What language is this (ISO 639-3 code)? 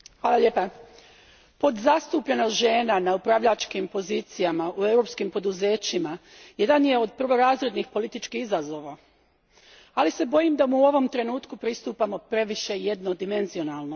hrv